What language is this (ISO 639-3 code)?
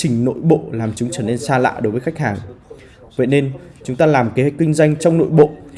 vie